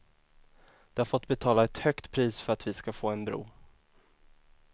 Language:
Swedish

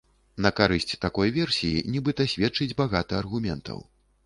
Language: Belarusian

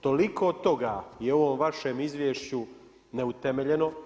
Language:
Croatian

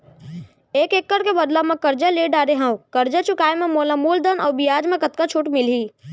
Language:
Chhattisgarhi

